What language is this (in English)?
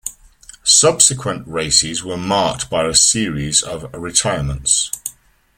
English